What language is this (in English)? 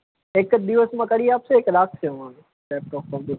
Gujarati